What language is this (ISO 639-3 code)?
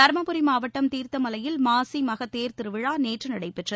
tam